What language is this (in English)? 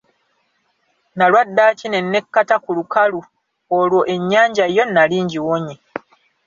Ganda